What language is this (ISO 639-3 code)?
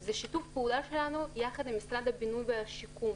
heb